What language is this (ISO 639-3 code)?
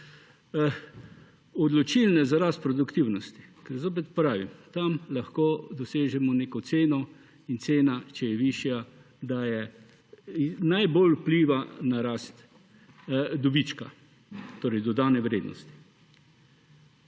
slv